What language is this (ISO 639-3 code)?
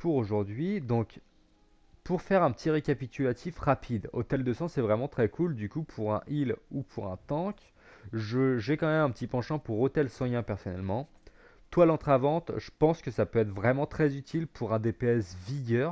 fra